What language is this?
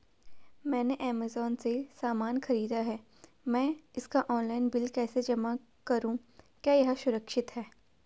Hindi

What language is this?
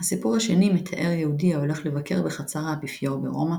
Hebrew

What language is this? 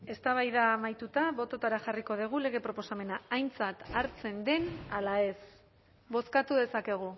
Basque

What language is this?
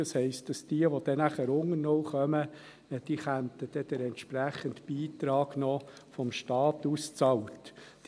Swiss German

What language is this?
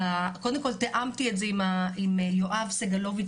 Hebrew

